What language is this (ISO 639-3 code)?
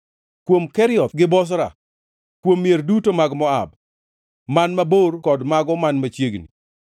luo